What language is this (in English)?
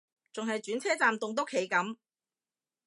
Cantonese